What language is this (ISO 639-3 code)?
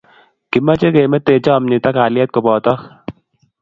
kln